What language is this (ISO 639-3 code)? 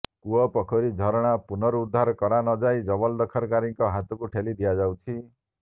ori